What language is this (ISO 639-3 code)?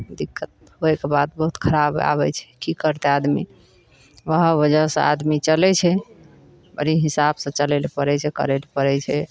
mai